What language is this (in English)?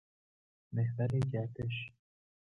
Persian